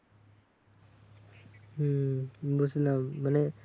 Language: Bangla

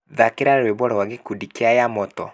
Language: Kikuyu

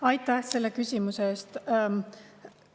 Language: Estonian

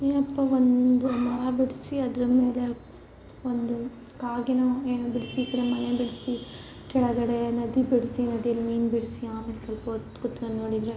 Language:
Kannada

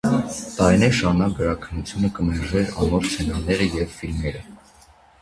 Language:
Armenian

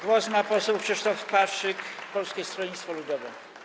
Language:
Polish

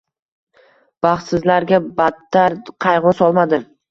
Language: Uzbek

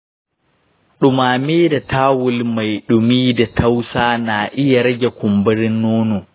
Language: Hausa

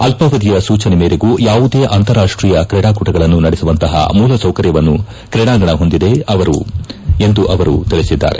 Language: Kannada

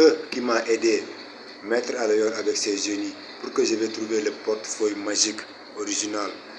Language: French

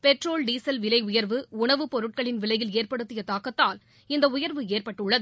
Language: Tamil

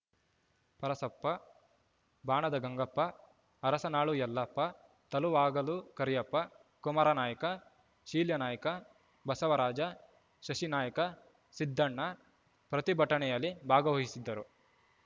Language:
Kannada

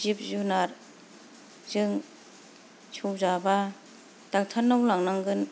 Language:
Bodo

